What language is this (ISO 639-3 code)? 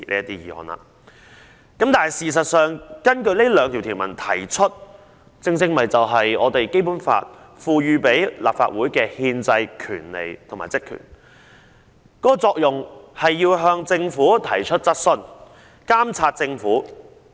yue